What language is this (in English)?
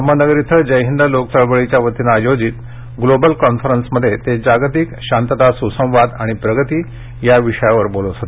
Marathi